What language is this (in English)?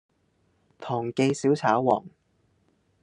Cantonese